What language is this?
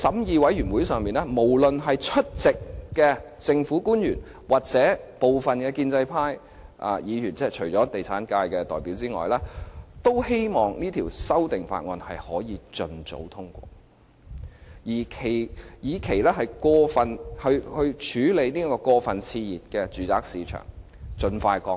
Cantonese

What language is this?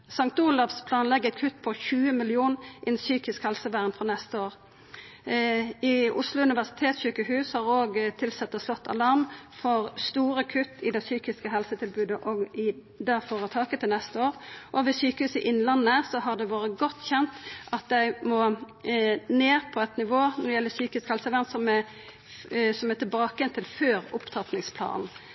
Norwegian Nynorsk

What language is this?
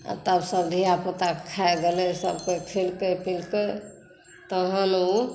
Maithili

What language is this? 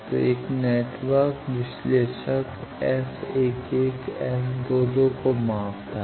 Hindi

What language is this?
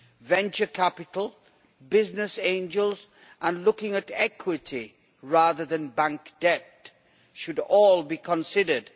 English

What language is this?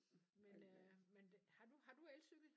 Danish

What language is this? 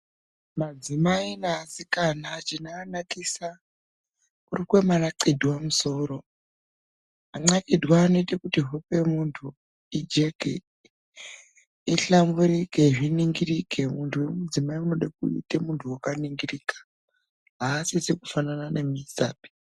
Ndau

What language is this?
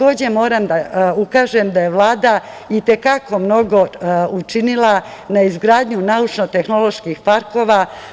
Serbian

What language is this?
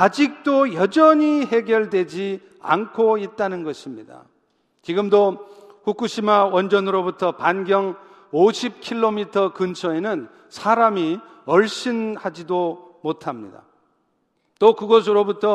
Korean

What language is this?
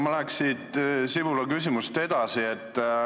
Estonian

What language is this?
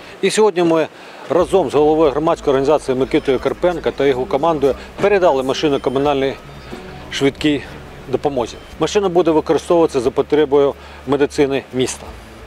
Ukrainian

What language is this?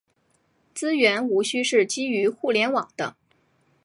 Chinese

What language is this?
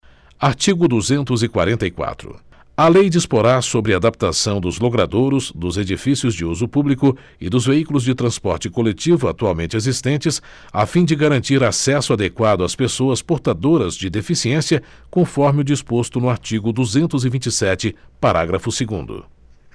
Portuguese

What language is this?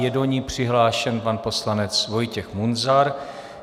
Czech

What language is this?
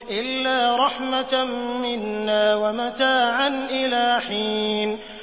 Arabic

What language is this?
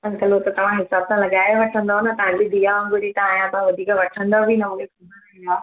Sindhi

